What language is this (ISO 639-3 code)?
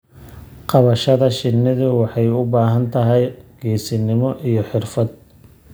som